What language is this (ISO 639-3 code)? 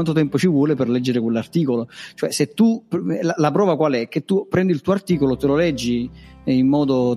ita